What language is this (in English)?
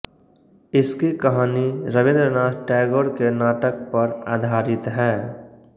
Hindi